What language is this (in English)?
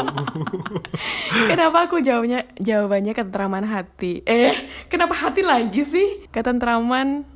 Indonesian